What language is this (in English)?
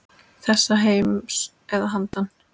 Icelandic